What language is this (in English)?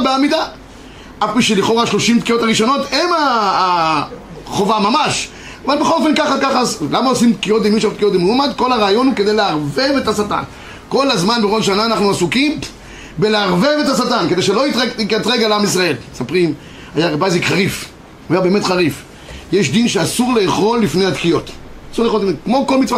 Hebrew